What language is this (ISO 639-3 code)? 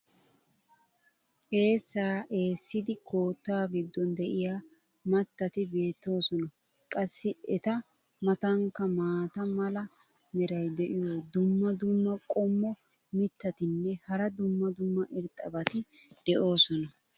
wal